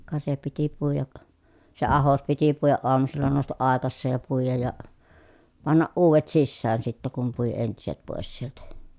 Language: Finnish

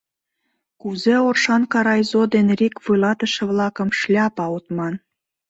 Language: Mari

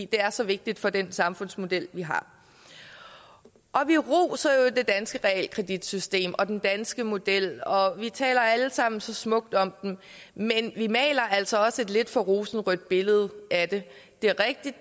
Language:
Danish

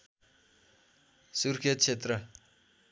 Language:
Nepali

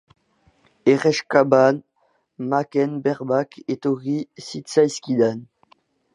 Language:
Basque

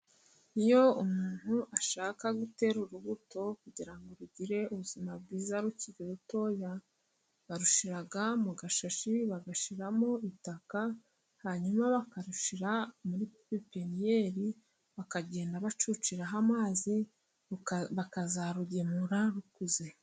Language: Kinyarwanda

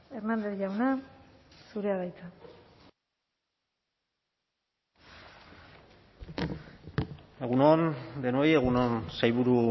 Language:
Basque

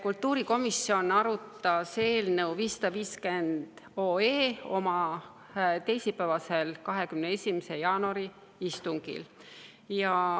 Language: Estonian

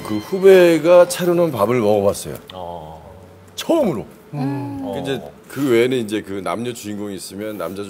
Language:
Korean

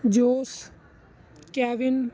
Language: Punjabi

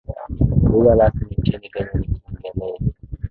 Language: Swahili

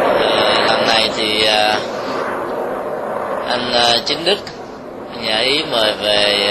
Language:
Vietnamese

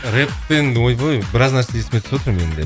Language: Kazakh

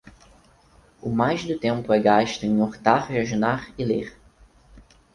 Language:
Portuguese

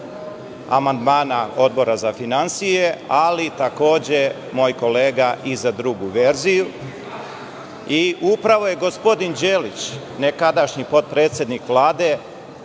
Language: Serbian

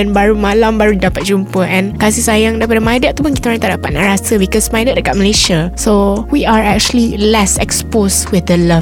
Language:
Malay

